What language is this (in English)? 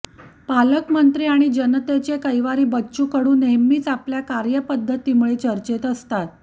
Marathi